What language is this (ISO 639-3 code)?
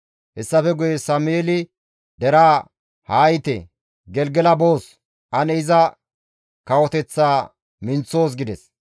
gmv